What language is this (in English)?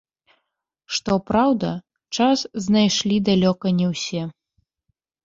Belarusian